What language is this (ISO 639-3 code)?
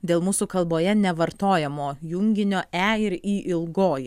lit